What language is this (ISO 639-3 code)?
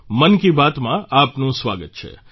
guj